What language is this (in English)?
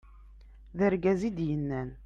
Kabyle